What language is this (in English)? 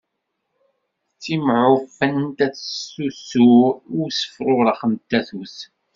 Kabyle